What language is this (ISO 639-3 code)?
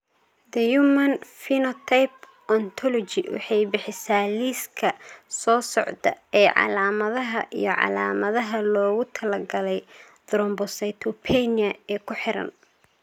som